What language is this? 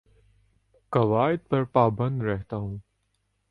Urdu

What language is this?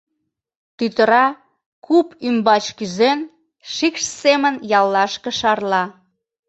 Mari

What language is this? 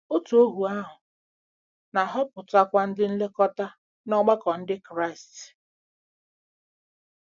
Igbo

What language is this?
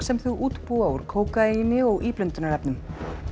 Icelandic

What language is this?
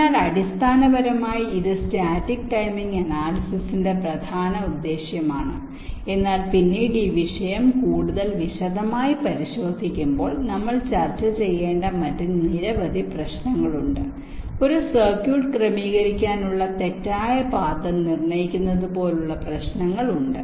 Malayalam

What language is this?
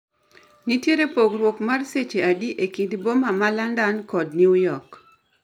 Luo (Kenya and Tanzania)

